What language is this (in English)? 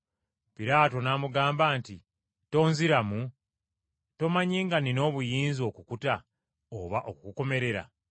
Ganda